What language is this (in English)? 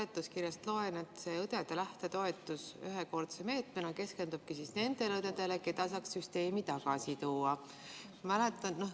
Estonian